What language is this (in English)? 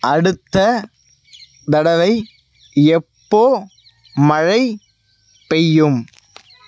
Tamil